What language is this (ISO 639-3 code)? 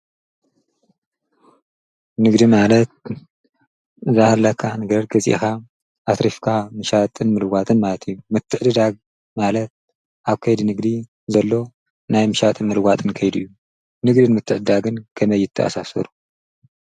tir